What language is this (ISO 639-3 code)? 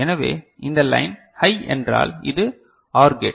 tam